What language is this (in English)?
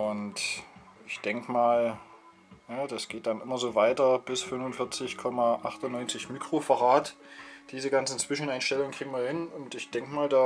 German